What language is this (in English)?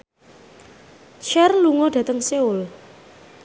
Javanese